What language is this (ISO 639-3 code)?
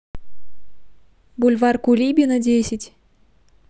rus